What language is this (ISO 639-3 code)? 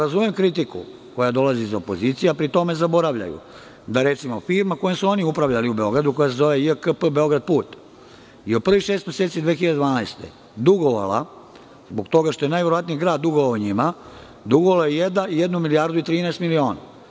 srp